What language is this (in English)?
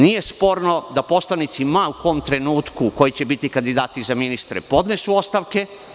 Serbian